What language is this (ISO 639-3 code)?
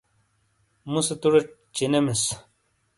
scl